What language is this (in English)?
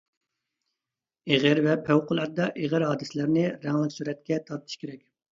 Uyghur